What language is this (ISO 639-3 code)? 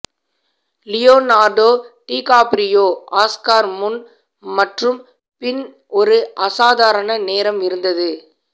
tam